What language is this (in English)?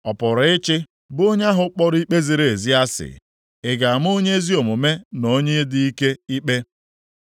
Igbo